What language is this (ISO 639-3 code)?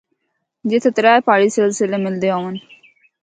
hno